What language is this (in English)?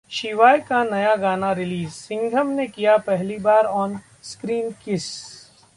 Hindi